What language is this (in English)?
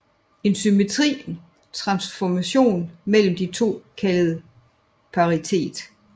Danish